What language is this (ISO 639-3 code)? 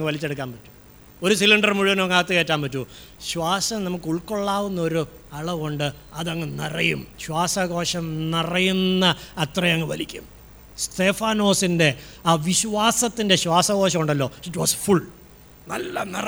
mal